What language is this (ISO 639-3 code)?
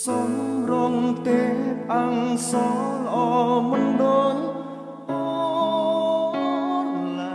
khm